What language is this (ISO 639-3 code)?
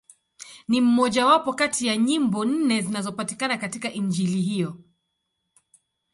swa